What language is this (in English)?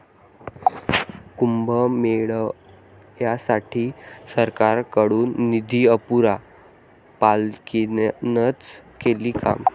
Marathi